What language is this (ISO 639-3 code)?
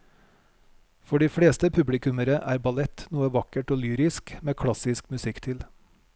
nor